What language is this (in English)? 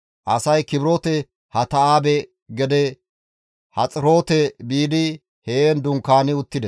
Gamo